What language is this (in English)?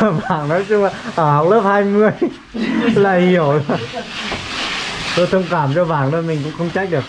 Vietnamese